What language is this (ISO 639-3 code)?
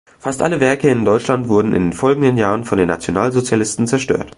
deu